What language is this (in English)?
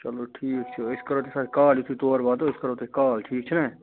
Kashmiri